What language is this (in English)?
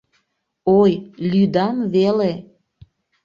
Mari